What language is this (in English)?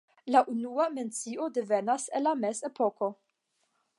Esperanto